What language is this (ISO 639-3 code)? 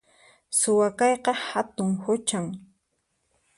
qxp